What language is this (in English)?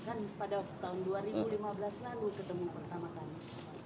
Indonesian